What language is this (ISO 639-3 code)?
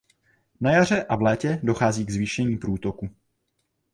ces